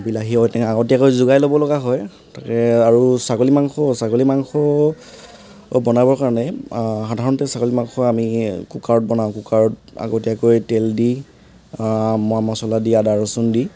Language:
Assamese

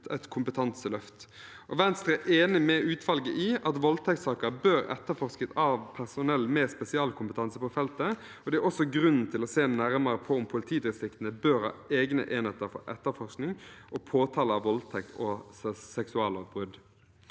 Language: Norwegian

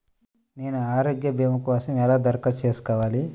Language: Telugu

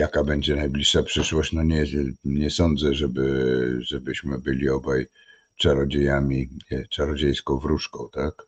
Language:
Polish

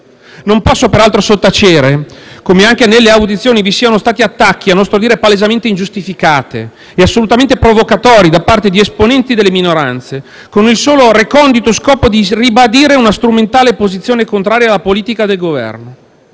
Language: Italian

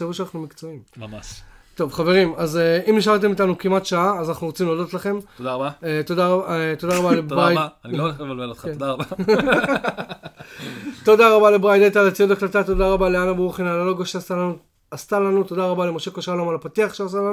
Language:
Hebrew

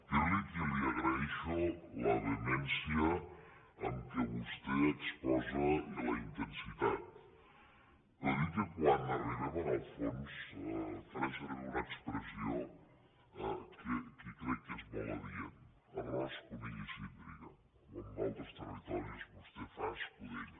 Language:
Catalan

